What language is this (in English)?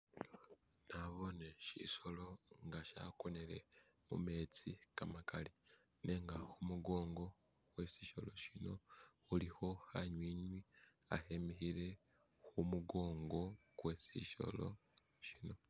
Masaaba